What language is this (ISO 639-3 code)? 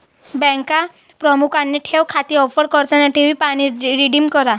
mar